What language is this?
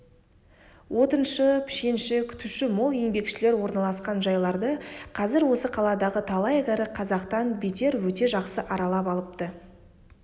Kazakh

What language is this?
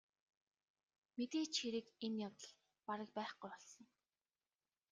Mongolian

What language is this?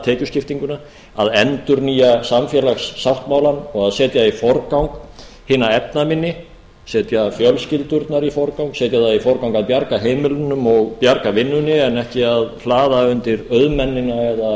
Icelandic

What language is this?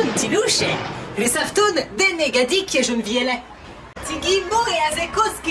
French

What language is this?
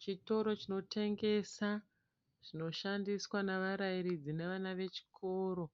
Shona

